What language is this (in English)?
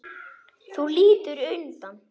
Icelandic